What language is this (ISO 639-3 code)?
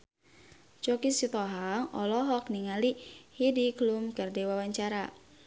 sun